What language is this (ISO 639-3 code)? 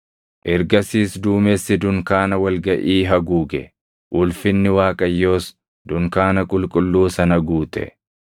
orm